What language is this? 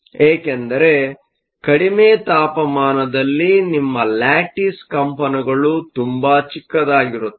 Kannada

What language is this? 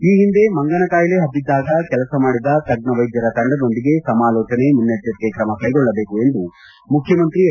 Kannada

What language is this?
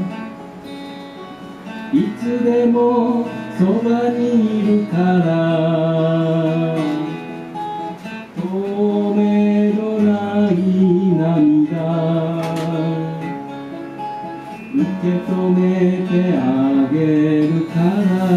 Japanese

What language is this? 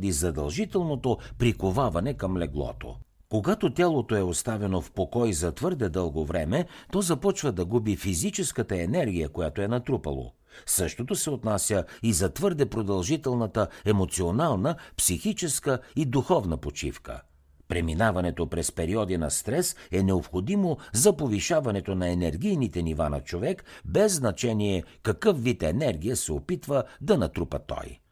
Bulgarian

